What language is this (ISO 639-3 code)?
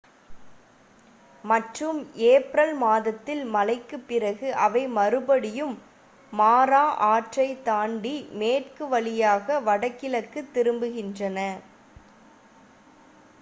tam